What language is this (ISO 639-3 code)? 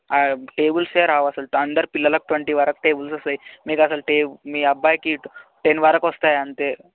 tel